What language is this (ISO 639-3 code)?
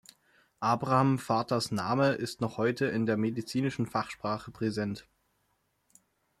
deu